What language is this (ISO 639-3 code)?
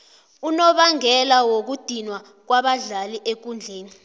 nbl